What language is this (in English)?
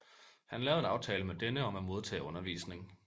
Danish